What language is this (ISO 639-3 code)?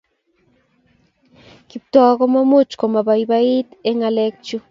kln